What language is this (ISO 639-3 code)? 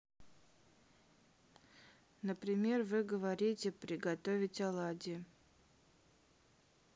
rus